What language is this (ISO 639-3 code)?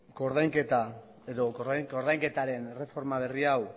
eus